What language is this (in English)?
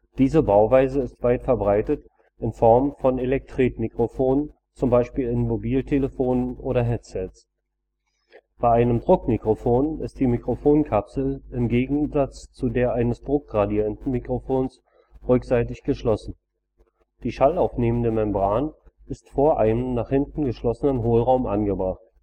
German